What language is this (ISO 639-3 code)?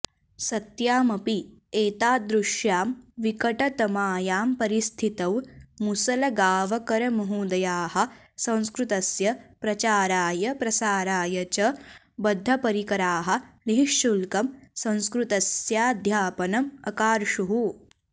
san